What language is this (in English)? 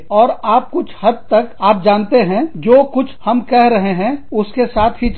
Hindi